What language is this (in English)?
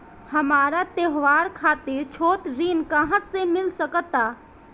Bhojpuri